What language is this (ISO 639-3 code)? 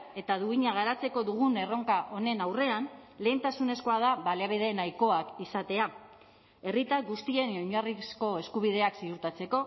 eus